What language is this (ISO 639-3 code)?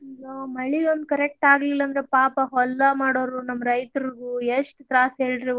kan